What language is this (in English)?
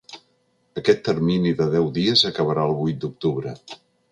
Catalan